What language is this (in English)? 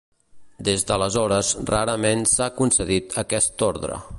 Catalan